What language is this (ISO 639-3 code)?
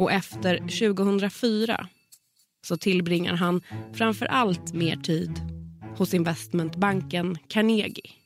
swe